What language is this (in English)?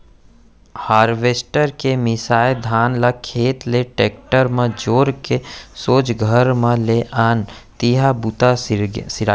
Chhattisgarhi